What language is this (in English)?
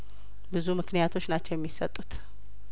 Amharic